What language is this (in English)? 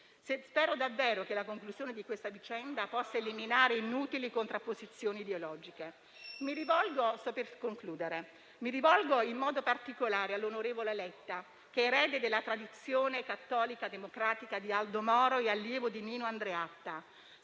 Italian